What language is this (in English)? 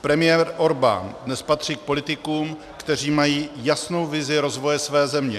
Czech